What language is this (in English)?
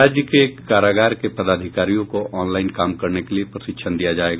Hindi